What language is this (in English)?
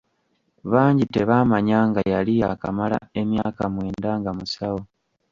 Ganda